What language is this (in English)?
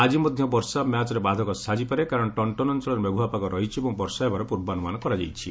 Odia